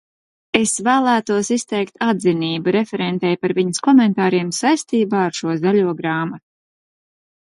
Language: Latvian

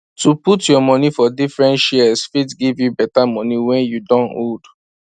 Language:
Nigerian Pidgin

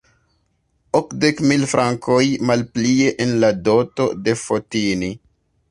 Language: Esperanto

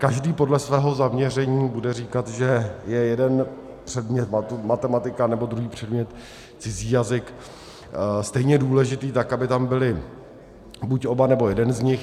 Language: Czech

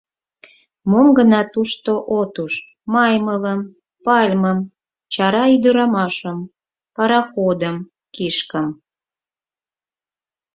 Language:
Mari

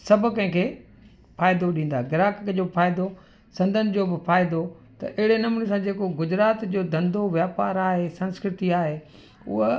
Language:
Sindhi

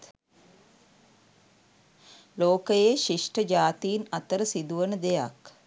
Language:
Sinhala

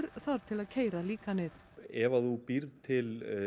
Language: Icelandic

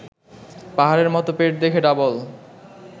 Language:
Bangla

